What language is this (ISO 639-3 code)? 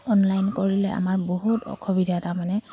asm